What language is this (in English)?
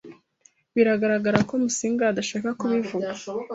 Kinyarwanda